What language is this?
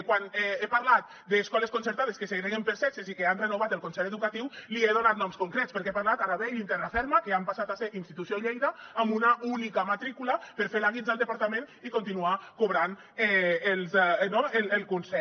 Catalan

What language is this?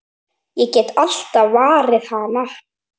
Icelandic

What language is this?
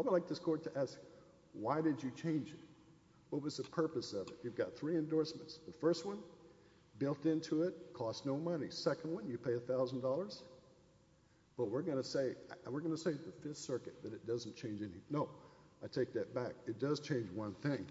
English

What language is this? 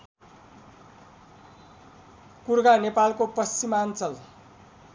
Nepali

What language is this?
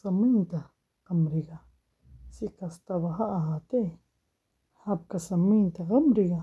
Somali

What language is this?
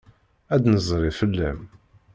Kabyle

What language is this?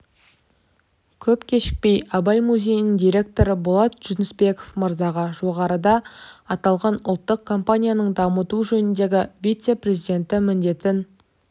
Kazakh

